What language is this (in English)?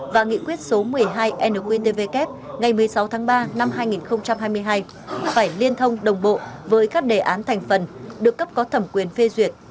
Vietnamese